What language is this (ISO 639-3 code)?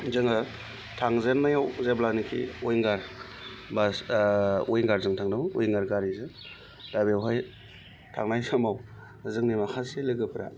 brx